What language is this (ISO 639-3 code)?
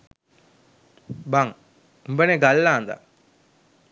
sin